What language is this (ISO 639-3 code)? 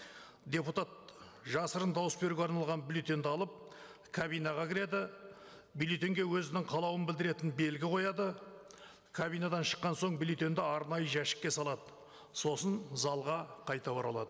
kaz